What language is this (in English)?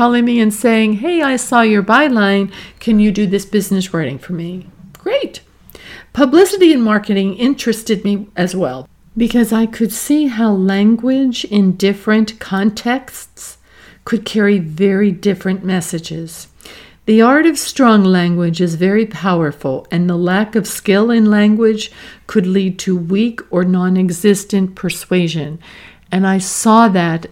English